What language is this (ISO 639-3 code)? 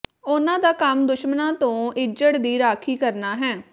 pan